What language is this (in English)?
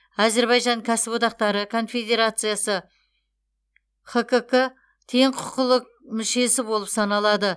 Kazakh